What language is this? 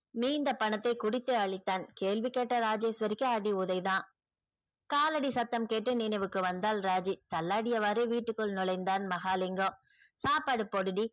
Tamil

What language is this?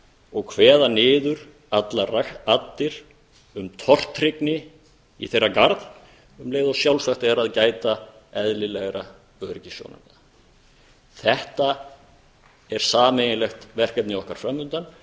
Icelandic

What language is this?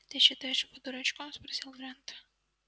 Russian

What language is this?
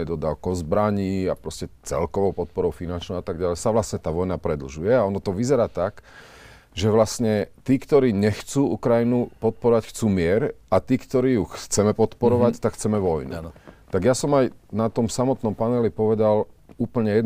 Slovak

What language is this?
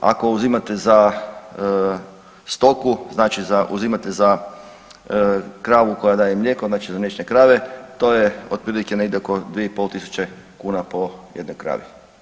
Croatian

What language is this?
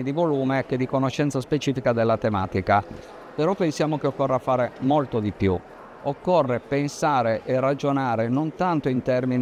Italian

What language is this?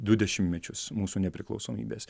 Lithuanian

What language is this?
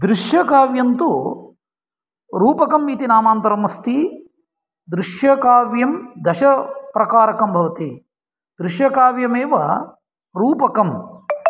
Sanskrit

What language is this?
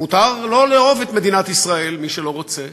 Hebrew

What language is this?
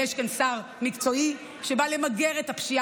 Hebrew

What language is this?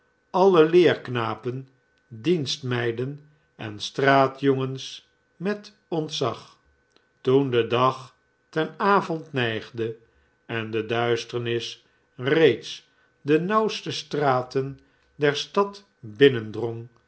Dutch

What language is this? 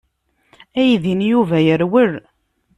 Kabyle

